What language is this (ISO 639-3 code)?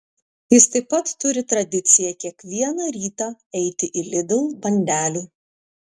lit